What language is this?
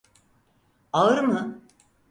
Turkish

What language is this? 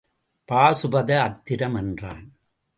Tamil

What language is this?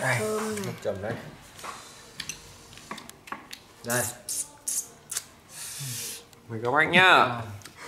Vietnamese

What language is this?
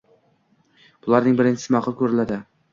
Uzbek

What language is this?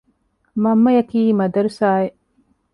Divehi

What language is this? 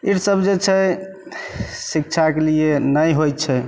Maithili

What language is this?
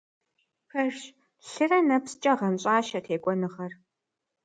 Kabardian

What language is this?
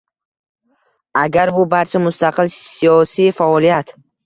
Uzbek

